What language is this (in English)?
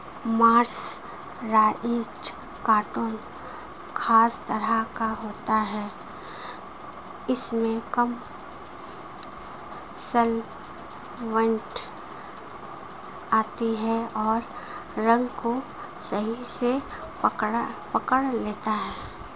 Hindi